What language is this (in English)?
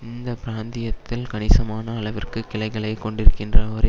Tamil